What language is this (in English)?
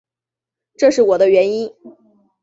Chinese